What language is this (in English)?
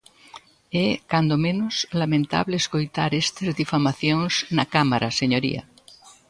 Galician